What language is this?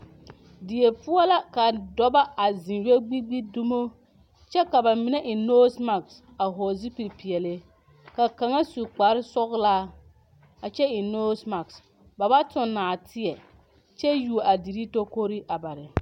Southern Dagaare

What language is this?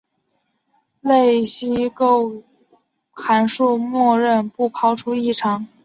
Chinese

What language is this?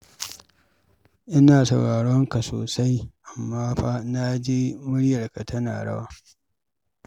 Hausa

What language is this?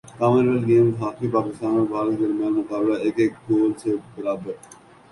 Urdu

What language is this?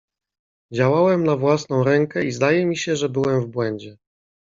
Polish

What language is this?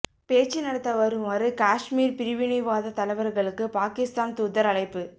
Tamil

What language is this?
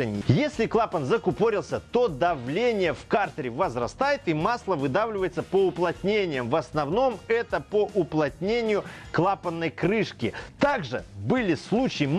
Russian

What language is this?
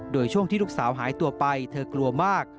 Thai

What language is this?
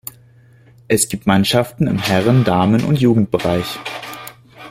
German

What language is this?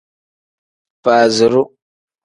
Tem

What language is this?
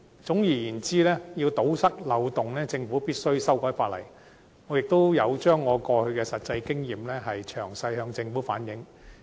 Cantonese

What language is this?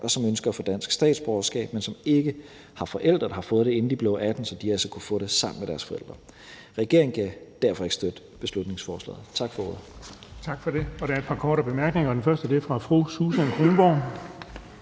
Danish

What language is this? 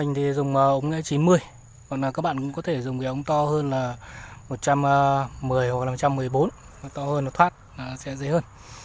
Vietnamese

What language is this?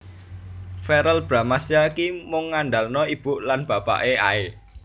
Javanese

